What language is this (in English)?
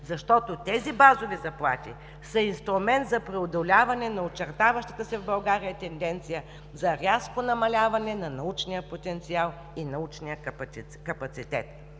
Bulgarian